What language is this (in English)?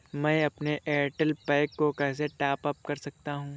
Hindi